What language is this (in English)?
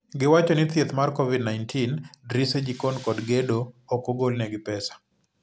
Luo (Kenya and Tanzania)